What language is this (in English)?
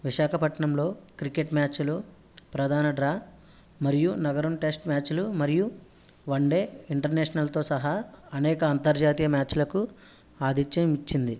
Telugu